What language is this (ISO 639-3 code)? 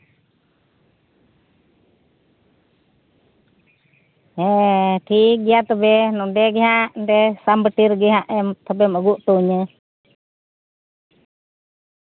sat